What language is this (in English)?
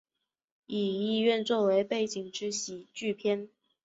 Chinese